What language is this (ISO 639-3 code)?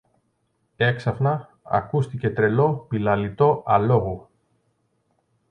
ell